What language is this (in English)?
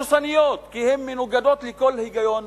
Hebrew